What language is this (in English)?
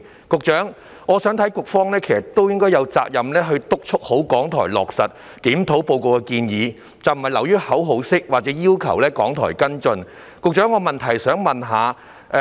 Cantonese